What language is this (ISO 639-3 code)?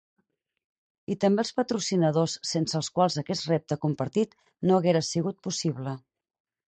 cat